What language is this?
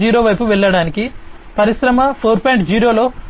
Telugu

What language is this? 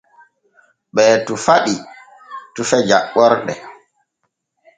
Borgu Fulfulde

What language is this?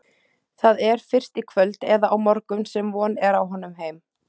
Icelandic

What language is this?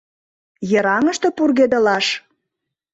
Mari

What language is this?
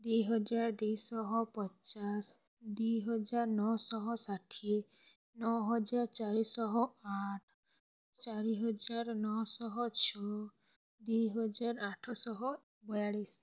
Odia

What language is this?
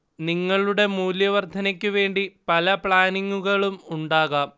Malayalam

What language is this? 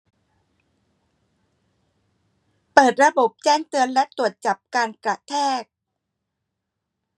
Thai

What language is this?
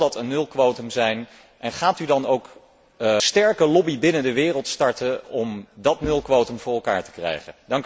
Dutch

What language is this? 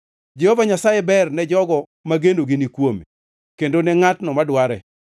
Luo (Kenya and Tanzania)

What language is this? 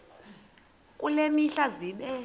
Xhosa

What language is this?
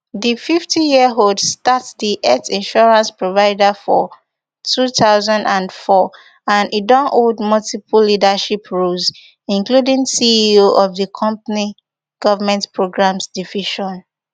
Nigerian Pidgin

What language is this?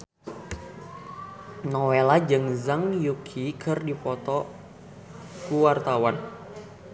Sundanese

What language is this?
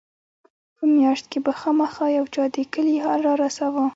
Pashto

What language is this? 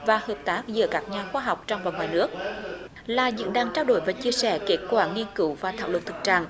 Vietnamese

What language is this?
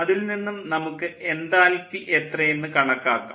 Malayalam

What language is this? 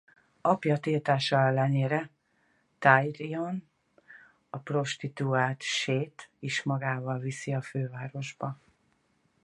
Hungarian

